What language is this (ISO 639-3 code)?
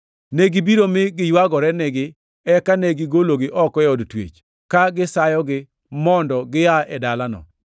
luo